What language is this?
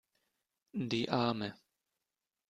German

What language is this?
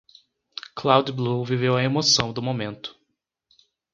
Portuguese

